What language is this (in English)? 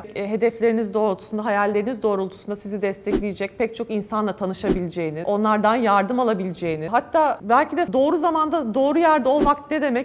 Turkish